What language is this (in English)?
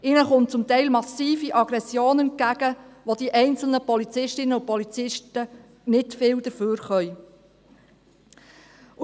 Swiss German